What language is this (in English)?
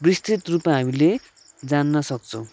Nepali